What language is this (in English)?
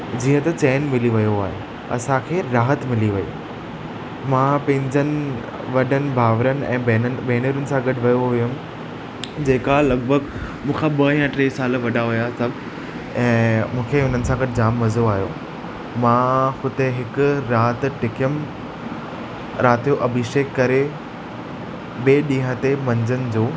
Sindhi